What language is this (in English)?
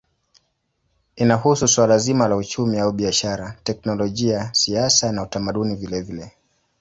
Swahili